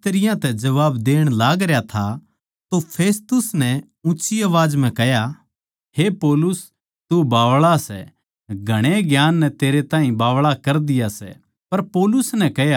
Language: Haryanvi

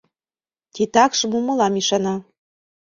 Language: Mari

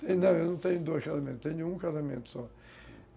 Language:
Portuguese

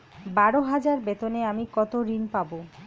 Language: Bangla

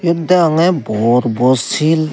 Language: Chakma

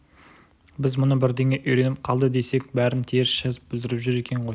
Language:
Kazakh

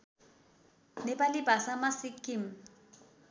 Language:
Nepali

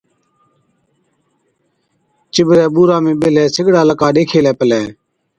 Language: Od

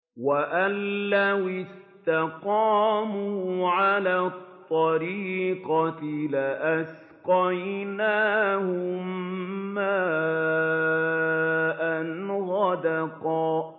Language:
Arabic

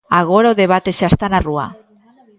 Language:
Galician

